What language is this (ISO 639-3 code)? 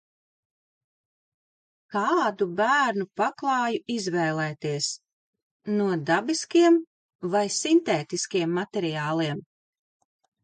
lav